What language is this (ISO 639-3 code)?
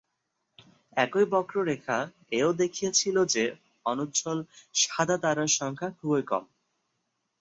ben